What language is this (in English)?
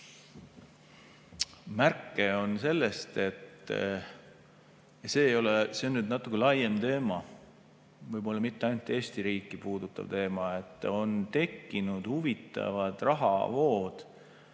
Estonian